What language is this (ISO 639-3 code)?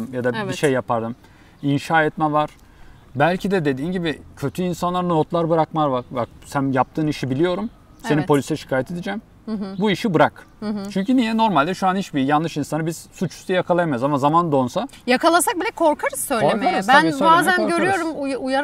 tur